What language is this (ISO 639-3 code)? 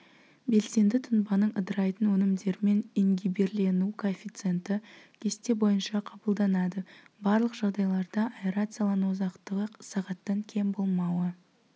kaz